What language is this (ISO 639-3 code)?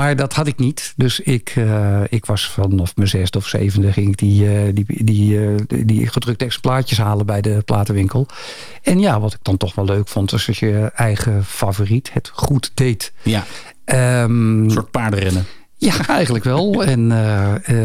nld